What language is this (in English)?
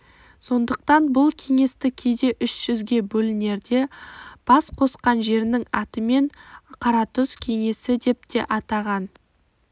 Kazakh